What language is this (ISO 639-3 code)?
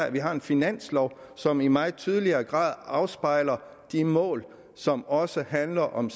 dan